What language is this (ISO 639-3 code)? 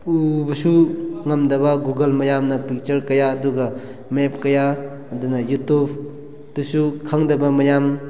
mni